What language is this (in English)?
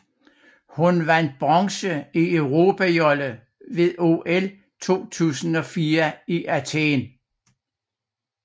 Danish